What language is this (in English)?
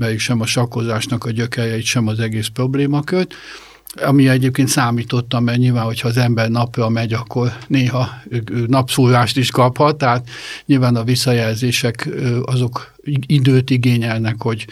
Hungarian